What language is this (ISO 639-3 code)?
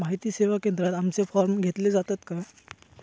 mar